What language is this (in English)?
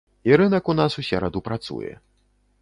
Belarusian